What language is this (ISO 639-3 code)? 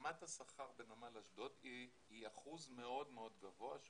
heb